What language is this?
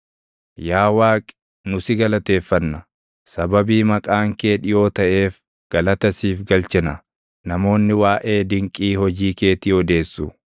Oromo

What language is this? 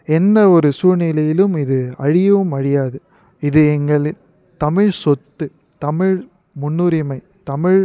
Tamil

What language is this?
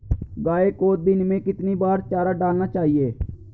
Hindi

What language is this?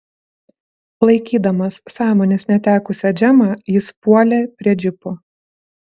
Lithuanian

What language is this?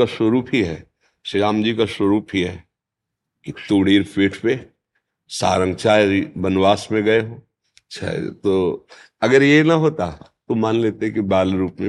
Hindi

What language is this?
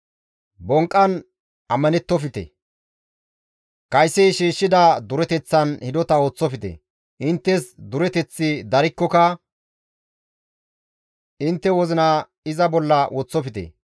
Gamo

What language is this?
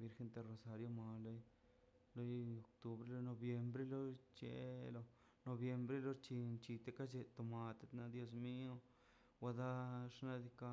Mazaltepec Zapotec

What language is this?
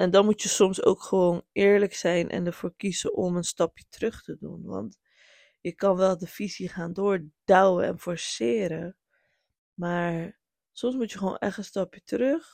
Dutch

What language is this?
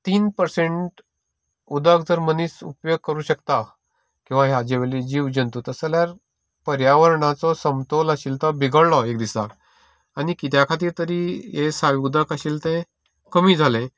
Konkani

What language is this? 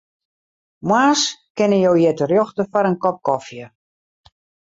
Western Frisian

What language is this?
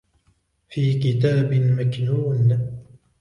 Arabic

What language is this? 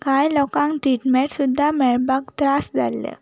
Konkani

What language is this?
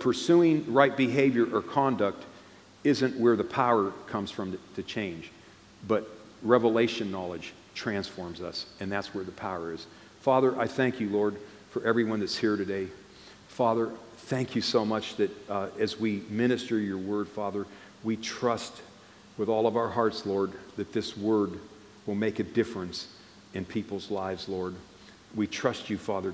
English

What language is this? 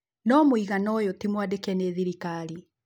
Kikuyu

